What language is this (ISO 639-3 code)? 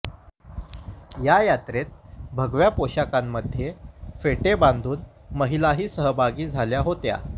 mar